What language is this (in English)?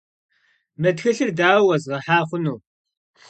Kabardian